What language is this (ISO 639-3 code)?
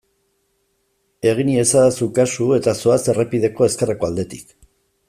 eus